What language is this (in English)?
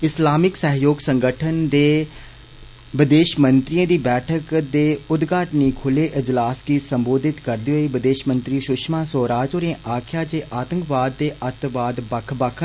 Dogri